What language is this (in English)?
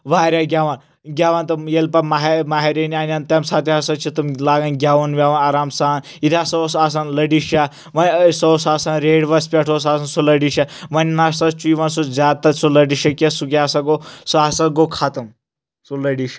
Kashmiri